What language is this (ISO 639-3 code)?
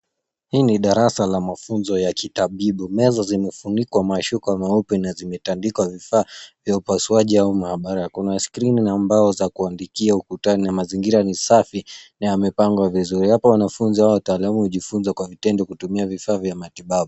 swa